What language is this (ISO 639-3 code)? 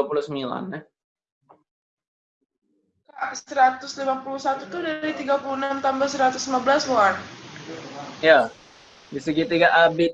ind